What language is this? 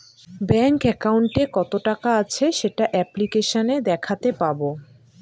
Bangla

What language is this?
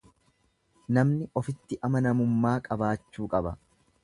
Oromo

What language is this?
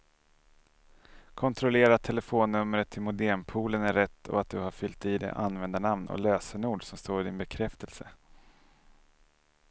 Swedish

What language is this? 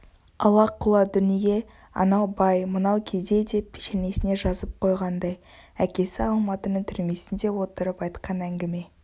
Kazakh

